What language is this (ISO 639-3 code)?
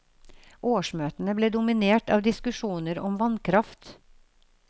nor